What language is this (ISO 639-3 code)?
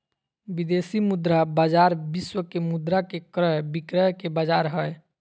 mag